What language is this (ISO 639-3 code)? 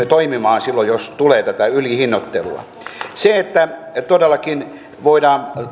fin